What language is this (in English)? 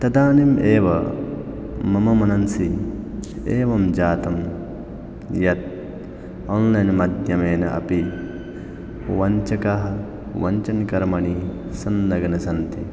Sanskrit